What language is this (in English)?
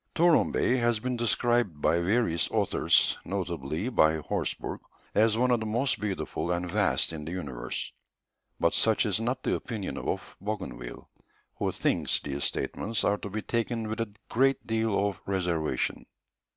English